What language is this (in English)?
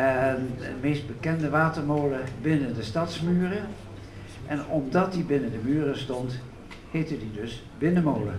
Dutch